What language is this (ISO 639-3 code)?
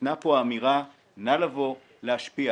heb